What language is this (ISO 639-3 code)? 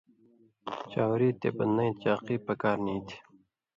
mvy